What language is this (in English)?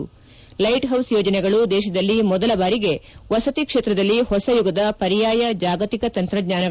Kannada